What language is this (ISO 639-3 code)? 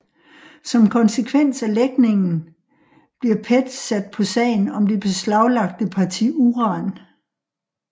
dan